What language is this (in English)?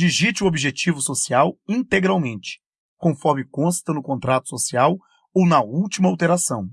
Portuguese